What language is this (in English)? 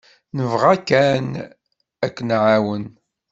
Kabyle